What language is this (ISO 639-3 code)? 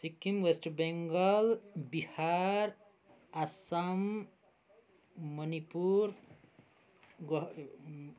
nep